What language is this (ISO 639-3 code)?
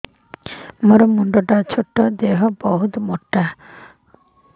ori